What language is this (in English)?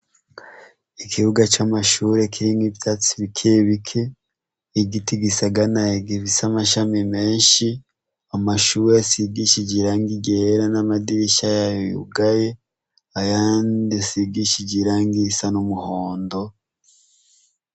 Rundi